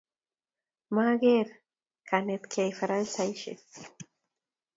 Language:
Kalenjin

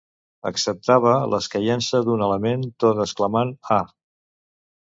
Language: Catalan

